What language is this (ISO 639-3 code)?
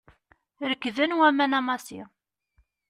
kab